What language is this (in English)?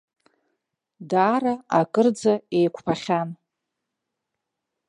Abkhazian